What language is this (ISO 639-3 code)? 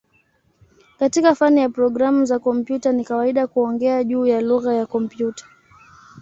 swa